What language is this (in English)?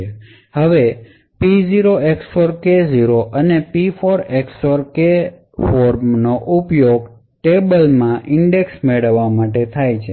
Gujarati